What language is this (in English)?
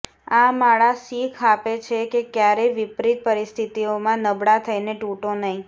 Gujarati